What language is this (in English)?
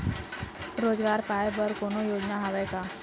Chhattisgarhi